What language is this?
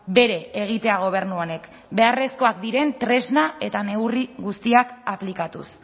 Basque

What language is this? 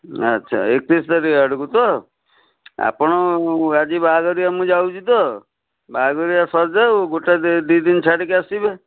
Odia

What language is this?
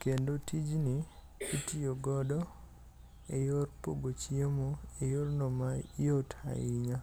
Luo (Kenya and Tanzania)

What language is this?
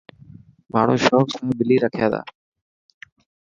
Dhatki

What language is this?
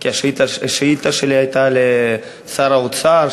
Hebrew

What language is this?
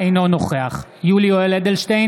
Hebrew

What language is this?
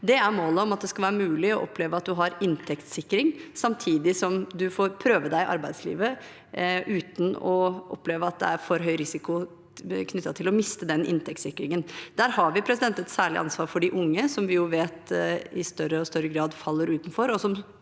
Norwegian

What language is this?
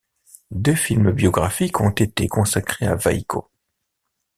French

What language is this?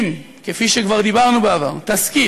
Hebrew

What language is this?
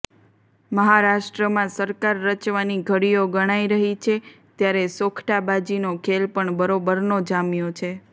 Gujarati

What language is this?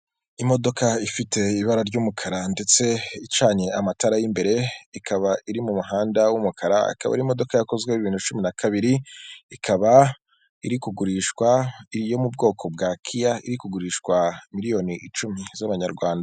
Kinyarwanda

